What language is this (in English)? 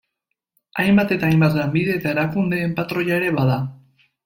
Basque